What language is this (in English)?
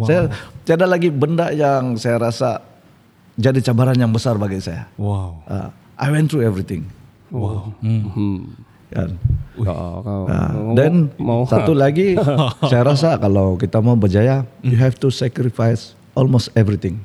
Malay